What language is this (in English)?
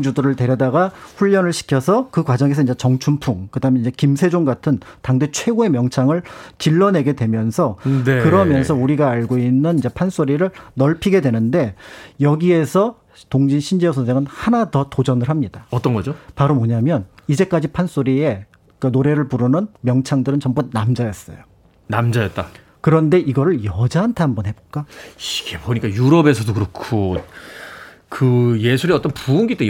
Korean